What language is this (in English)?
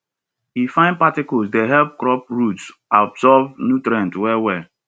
Nigerian Pidgin